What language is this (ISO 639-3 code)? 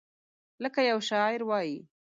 pus